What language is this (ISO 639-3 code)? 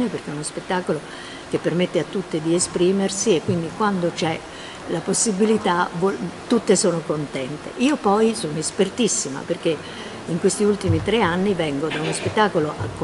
ita